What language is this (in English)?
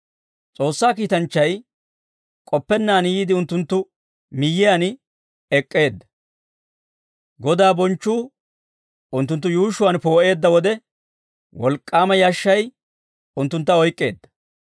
Dawro